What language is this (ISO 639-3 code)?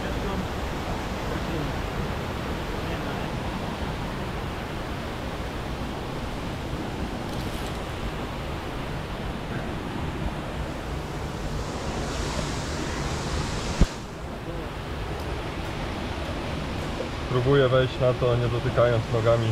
pol